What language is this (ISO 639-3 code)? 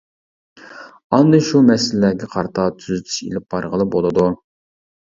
uig